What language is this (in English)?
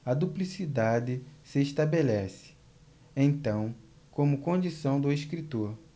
Portuguese